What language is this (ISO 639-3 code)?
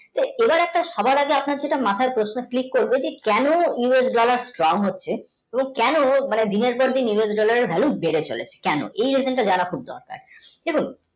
ben